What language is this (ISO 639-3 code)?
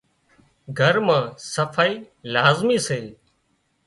kxp